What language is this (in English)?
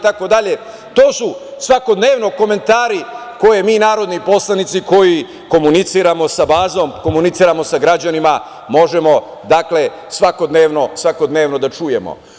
Serbian